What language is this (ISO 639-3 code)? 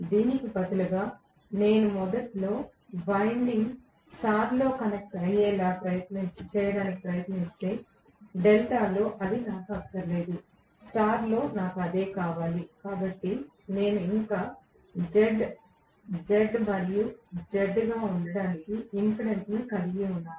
tel